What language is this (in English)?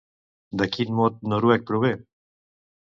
Catalan